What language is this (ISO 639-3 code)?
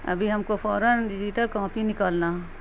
urd